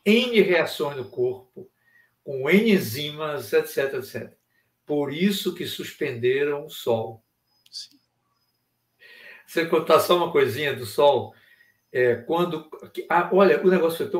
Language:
Portuguese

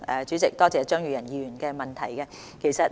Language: Cantonese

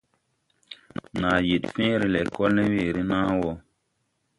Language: Tupuri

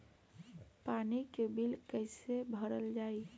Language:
Bhojpuri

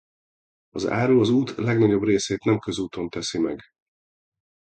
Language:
Hungarian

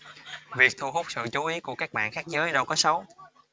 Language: Vietnamese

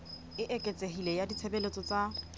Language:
Southern Sotho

